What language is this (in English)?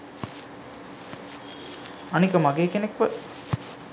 Sinhala